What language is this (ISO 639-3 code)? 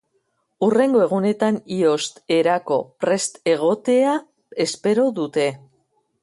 eus